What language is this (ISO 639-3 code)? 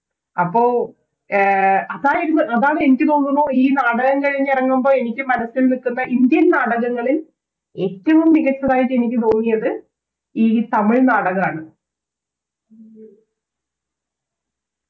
mal